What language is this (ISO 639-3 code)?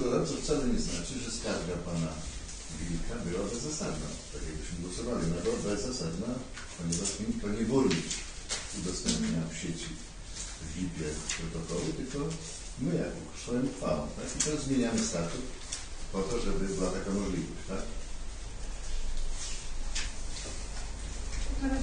pol